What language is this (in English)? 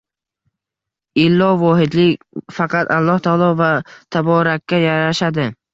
Uzbek